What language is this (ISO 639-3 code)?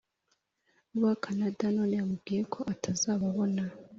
kin